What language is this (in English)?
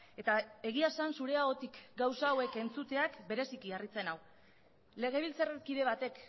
Basque